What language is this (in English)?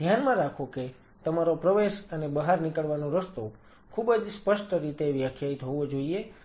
Gujarati